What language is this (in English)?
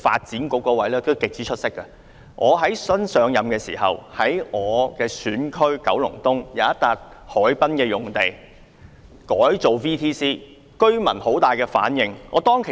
Cantonese